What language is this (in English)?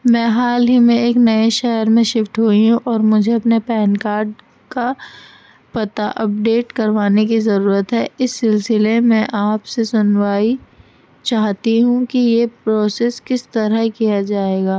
Urdu